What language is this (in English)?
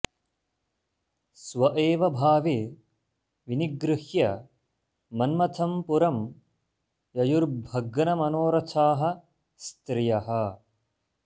Sanskrit